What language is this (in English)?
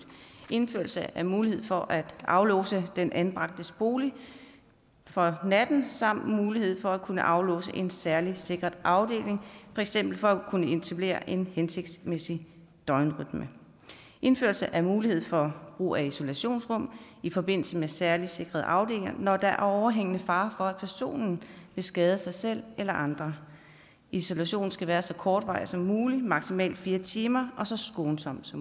Danish